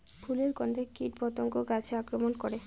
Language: Bangla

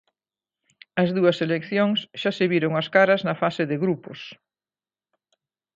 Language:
Galician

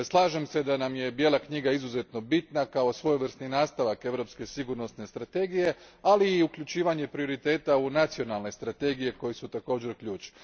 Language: Croatian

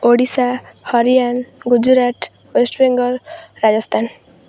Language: Odia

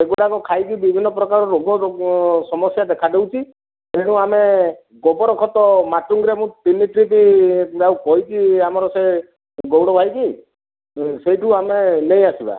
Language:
Odia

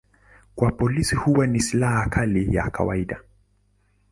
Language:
Swahili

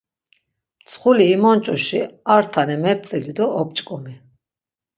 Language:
Laz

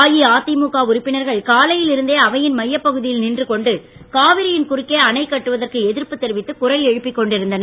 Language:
Tamil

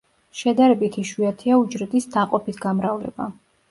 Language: Georgian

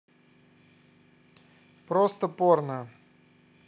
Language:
Russian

